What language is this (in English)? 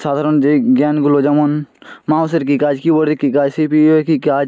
Bangla